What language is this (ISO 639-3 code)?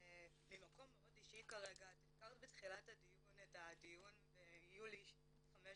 heb